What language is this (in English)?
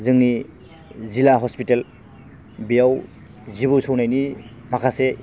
Bodo